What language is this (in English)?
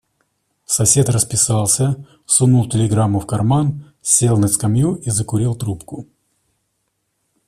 Russian